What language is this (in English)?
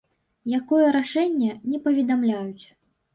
Belarusian